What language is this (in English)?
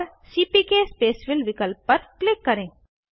Hindi